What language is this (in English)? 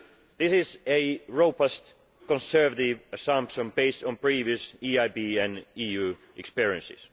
English